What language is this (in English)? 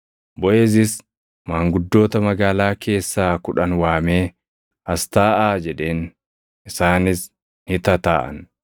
Oromo